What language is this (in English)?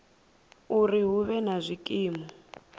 Venda